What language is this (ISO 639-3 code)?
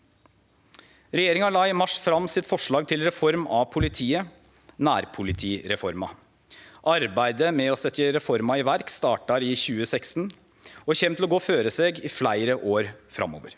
nor